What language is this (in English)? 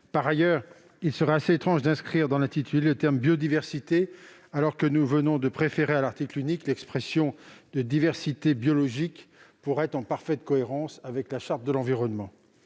French